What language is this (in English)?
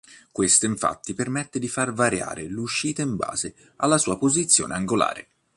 Italian